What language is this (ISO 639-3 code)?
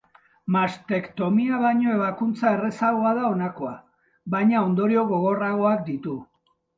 eus